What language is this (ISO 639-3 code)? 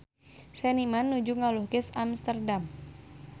sun